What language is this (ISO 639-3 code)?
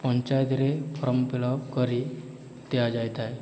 ori